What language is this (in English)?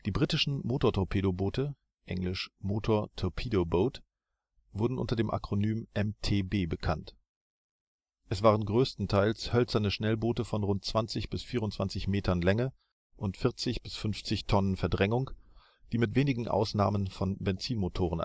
German